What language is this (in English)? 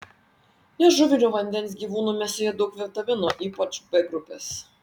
Lithuanian